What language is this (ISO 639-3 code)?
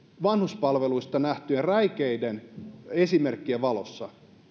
fin